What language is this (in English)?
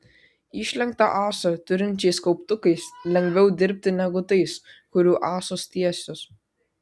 Lithuanian